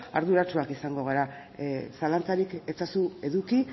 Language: Basque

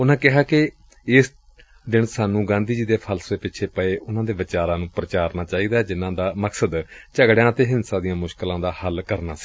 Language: Punjabi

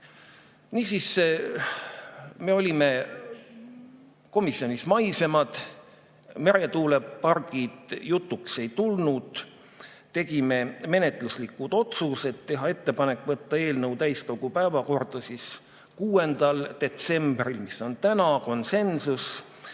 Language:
Estonian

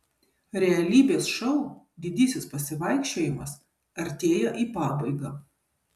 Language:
Lithuanian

